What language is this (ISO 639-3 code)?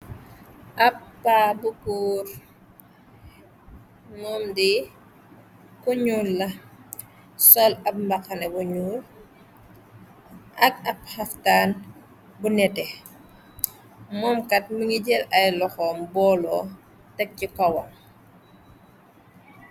wol